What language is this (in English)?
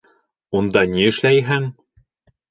Bashkir